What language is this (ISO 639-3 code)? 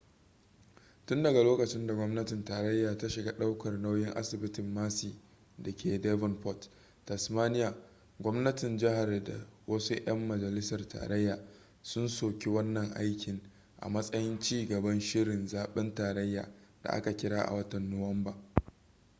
hau